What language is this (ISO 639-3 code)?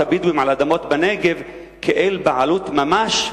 heb